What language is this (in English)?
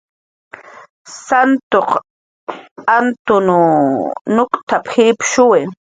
Jaqaru